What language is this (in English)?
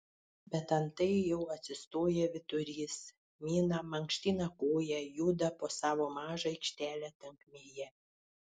Lithuanian